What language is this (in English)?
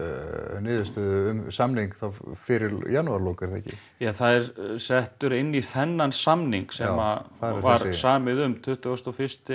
Icelandic